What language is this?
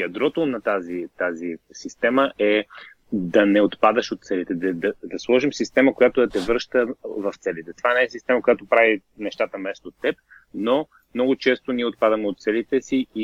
Bulgarian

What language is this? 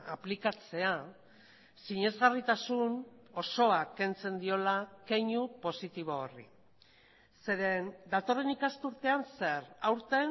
Basque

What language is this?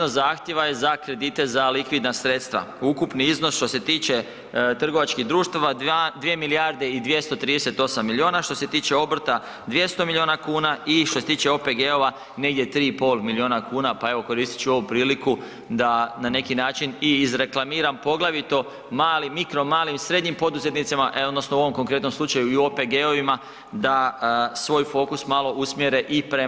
Croatian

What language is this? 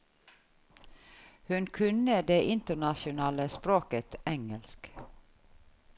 Norwegian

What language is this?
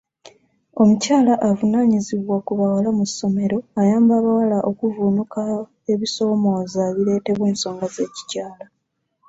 Ganda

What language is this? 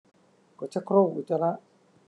Thai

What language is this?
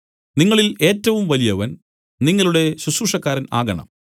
Malayalam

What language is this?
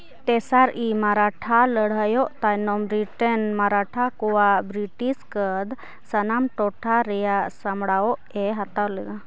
Santali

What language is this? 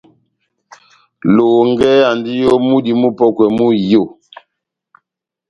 Batanga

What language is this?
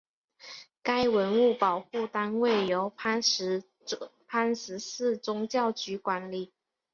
Chinese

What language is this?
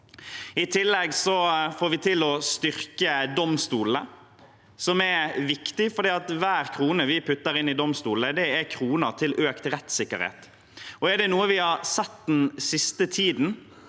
Norwegian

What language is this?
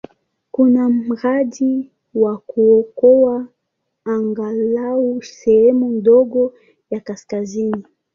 Swahili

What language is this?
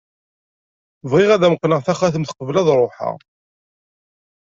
Kabyle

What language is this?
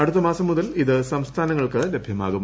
Malayalam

